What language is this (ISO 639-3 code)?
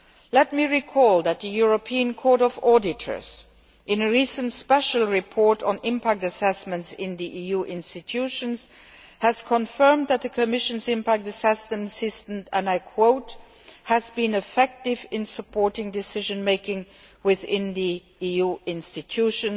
eng